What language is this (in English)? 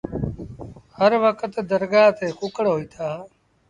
Sindhi Bhil